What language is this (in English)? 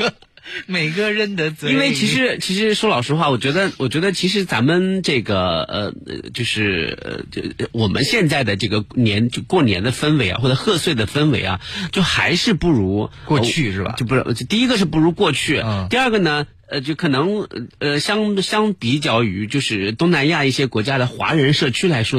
Chinese